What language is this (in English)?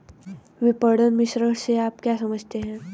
Hindi